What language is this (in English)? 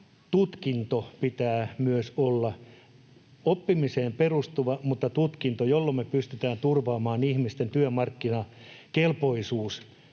Finnish